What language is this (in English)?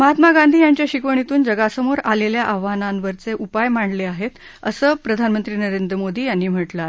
Marathi